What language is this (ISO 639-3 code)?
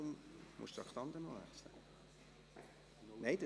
gsw